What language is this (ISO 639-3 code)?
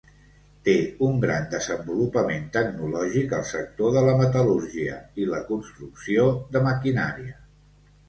cat